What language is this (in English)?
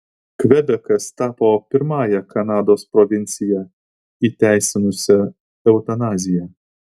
Lithuanian